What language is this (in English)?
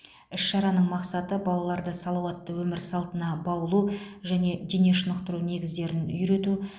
Kazakh